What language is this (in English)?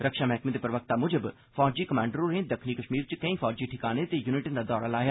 Dogri